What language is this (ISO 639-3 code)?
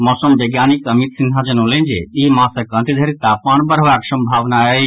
mai